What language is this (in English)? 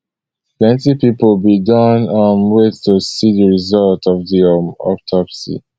Nigerian Pidgin